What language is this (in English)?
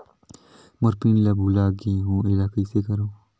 Chhattisgarhi